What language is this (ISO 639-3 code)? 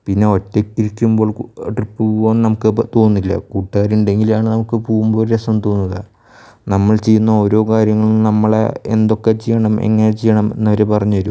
mal